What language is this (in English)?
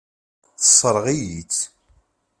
Kabyle